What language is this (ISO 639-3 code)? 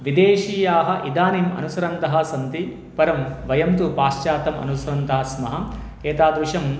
san